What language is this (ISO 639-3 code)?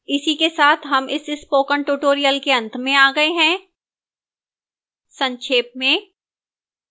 hin